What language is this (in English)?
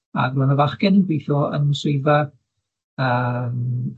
Welsh